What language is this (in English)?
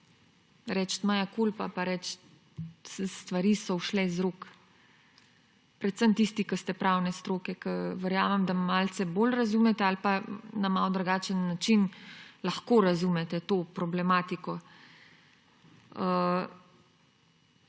Slovenian